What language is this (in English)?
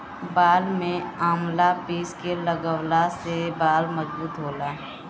Bhojpuri